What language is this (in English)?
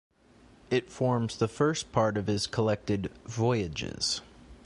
English